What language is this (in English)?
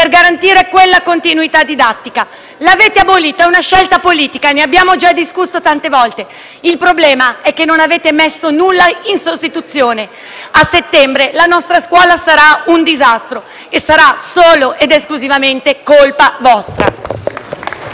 Italian